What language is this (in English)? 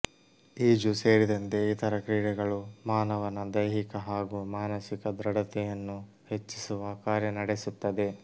Kannada